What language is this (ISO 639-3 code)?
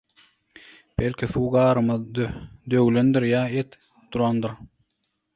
tuk